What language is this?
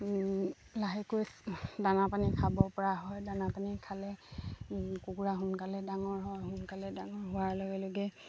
Assamese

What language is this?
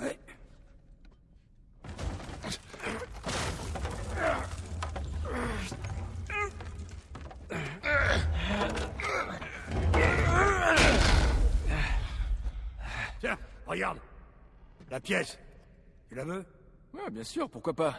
French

